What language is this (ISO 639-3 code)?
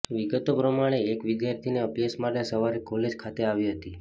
guj